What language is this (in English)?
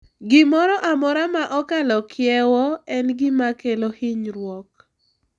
Luo (Kenya and Tanzania)